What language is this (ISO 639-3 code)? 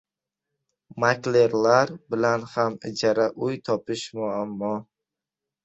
uzb